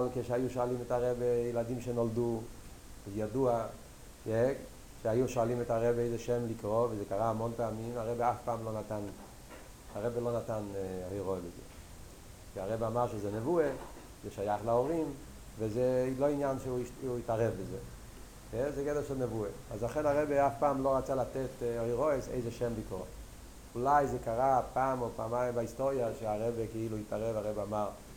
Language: Hebrew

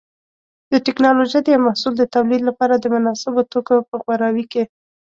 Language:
Pashto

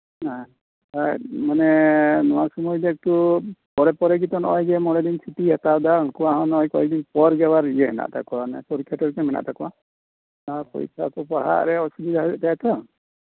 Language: Santali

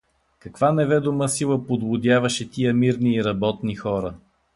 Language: Bulgarian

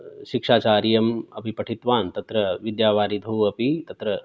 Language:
Sanskrit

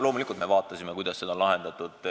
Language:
Estonian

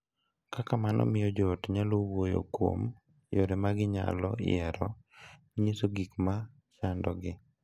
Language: Luo (Kenya and Tanzania)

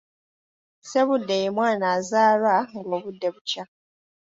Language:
Ganda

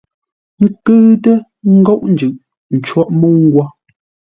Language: Ngombale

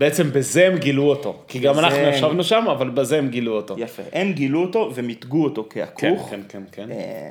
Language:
Hebrew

